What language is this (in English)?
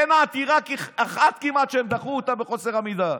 Hebrew